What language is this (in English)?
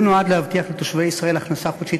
Hebrew